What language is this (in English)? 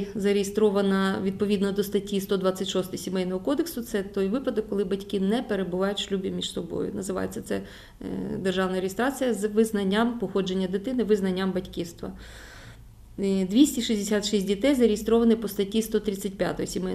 Ukrainian